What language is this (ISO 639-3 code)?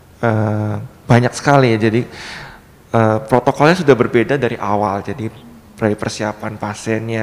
ind